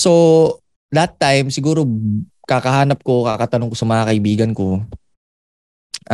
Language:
Filipino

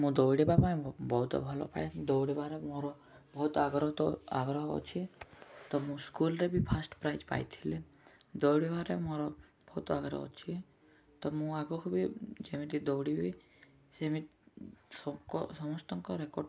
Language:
Odia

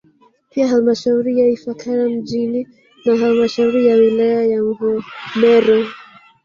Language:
Swahili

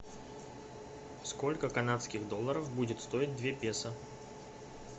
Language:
Russian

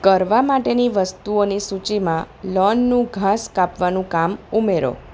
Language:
Gujarati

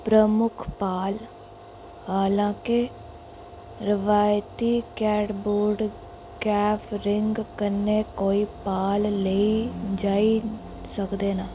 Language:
Dogri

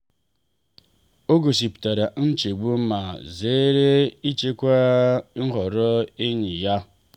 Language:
Igbo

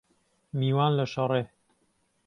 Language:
Central Kurdish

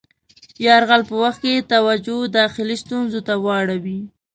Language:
Pashto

